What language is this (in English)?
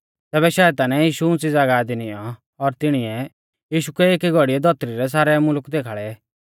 Mahasu Pahari